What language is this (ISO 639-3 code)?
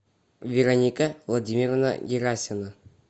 rus